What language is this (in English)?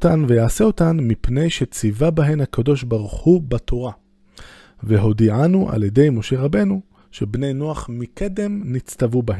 Hebrew